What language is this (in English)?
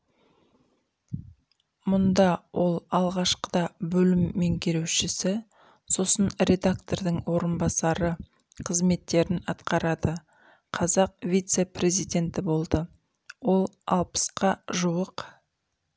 Kazakh